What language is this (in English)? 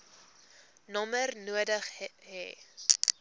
Afrikaans